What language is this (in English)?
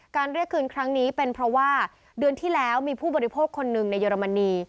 Thai